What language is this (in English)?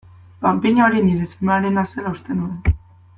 Basque